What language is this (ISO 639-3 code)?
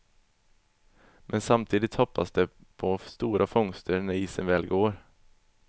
swe